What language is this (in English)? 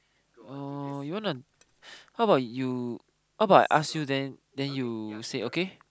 English